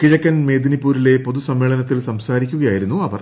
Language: Malayalam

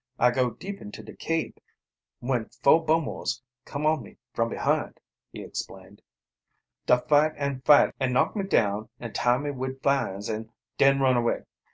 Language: English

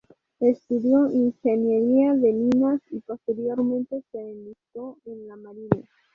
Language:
Spanish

